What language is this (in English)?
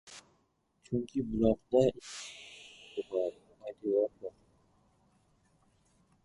Uzbek